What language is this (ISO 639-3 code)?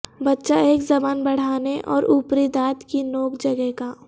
urd